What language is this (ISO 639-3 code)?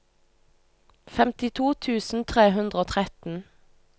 nor